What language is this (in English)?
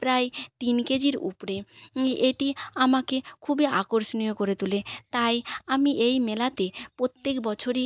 Bangla